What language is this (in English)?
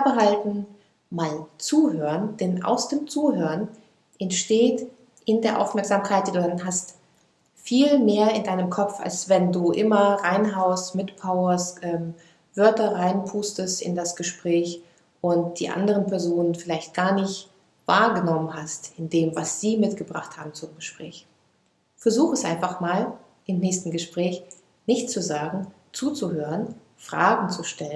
German